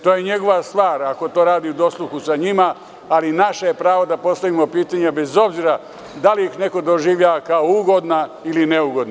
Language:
Serbian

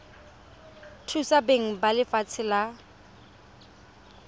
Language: Tswana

